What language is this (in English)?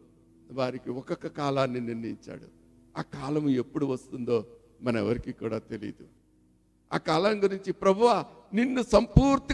Telugu